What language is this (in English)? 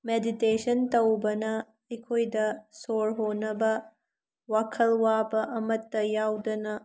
Manipuri